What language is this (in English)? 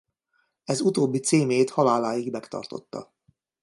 Hungarian